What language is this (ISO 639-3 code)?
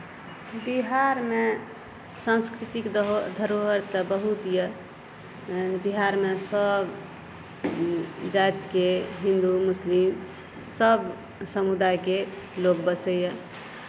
mai